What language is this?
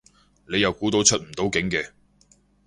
Cantonese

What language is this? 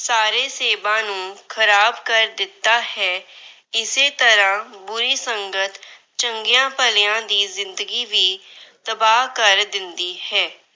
Punjabi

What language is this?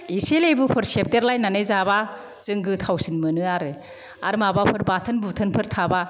Bodo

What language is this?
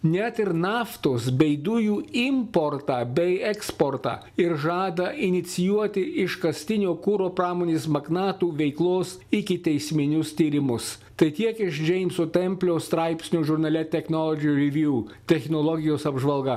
Lithuanian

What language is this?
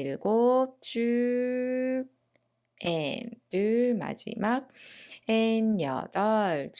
Korean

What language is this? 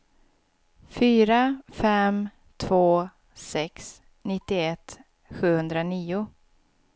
Swedish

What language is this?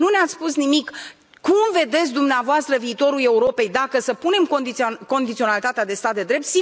Romanian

